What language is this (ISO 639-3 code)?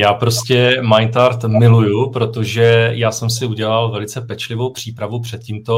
ces